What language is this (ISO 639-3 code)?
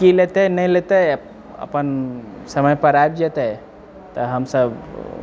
mai